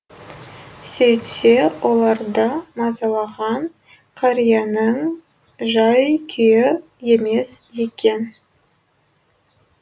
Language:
Kazakh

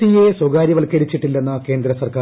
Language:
Malayalam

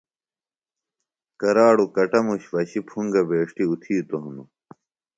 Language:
Phalura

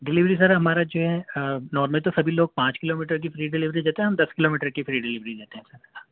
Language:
Urdu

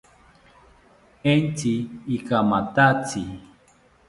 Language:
South Ucayali Ashéninka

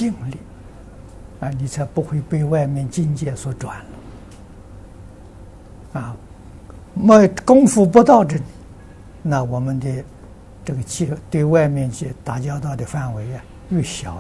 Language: Chinese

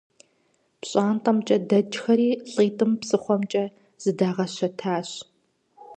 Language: Kabardian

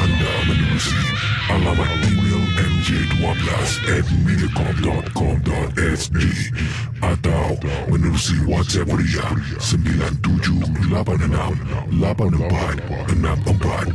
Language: Malay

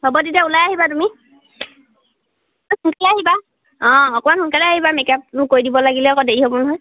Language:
Assamese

